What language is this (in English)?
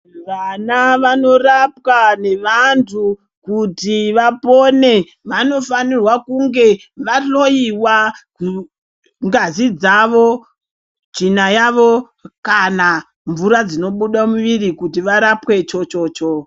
Ndau